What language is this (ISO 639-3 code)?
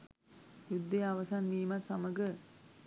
sin